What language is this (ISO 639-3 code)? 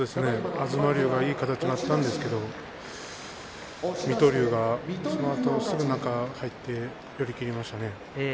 jpn